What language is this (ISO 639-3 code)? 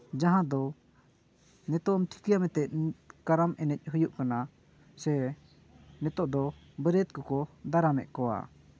sat